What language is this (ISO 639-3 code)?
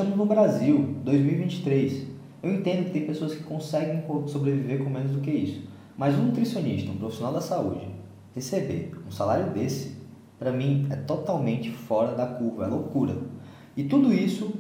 por